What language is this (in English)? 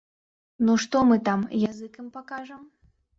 Belarusian